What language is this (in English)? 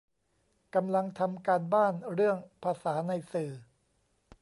Thai